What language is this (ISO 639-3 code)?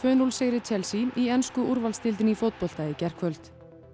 isl